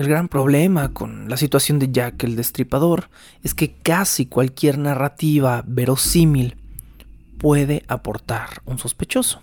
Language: Spanish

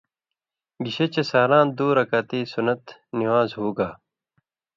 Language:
Indus Kohistani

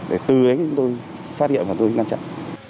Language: Vietnamese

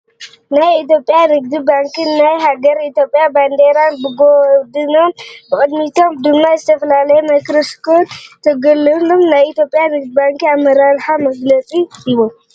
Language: Tigrinya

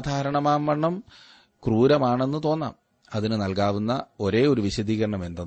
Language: Malayalam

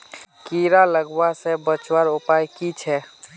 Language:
Magahi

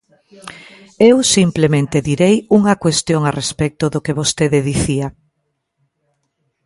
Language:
Galician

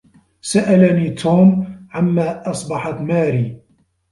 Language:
Arabic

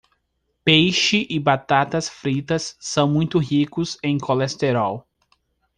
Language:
Portuguese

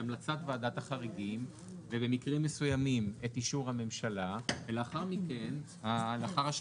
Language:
Hebrew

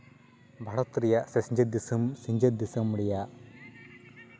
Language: Santali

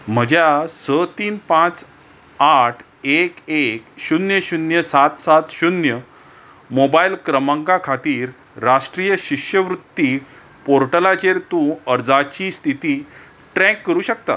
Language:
Konkani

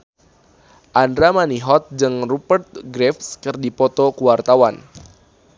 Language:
Sundanese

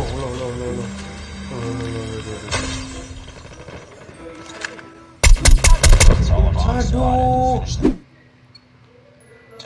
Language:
Indonesian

